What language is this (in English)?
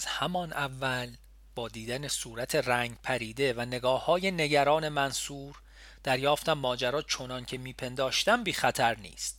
Persian